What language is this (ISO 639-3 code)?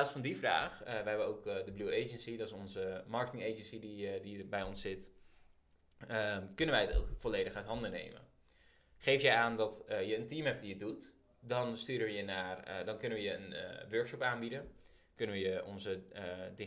nld